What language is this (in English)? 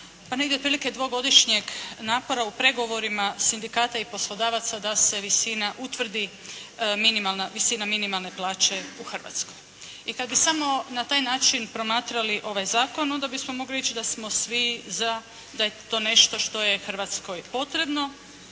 Croatian